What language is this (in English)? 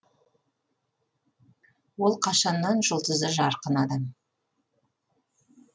Kazakh